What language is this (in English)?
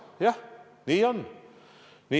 Estonian